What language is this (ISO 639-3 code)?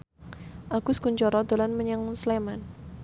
jav